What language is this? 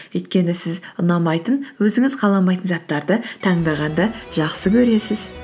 Kazakh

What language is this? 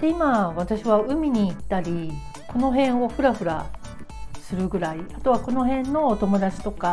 Japanese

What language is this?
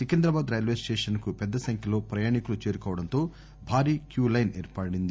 Telugu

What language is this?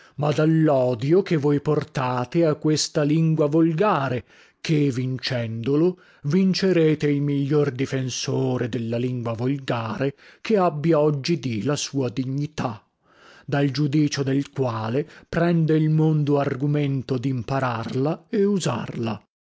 Italian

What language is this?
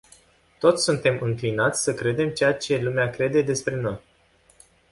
Romanian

